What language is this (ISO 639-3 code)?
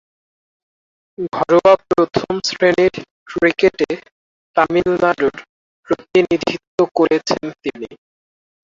ben